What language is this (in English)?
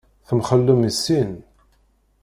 Kabyle